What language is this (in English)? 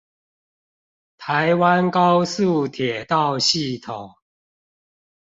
Chinese